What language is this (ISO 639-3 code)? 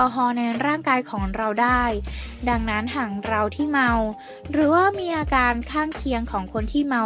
tha